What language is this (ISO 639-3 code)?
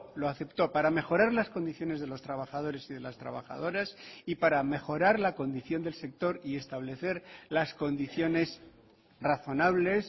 spa